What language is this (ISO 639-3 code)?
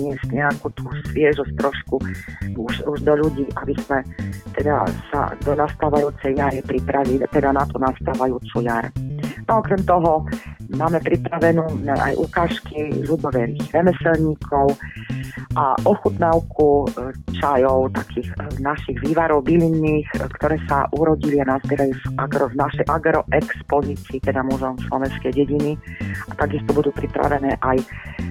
slk